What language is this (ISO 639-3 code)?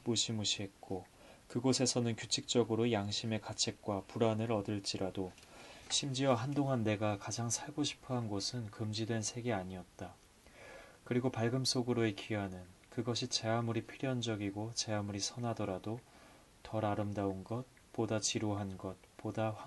kor